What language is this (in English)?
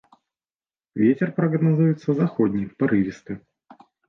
Belarusian